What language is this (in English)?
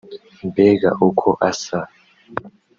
Kinyarwanda